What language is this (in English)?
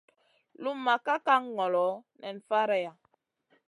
Masana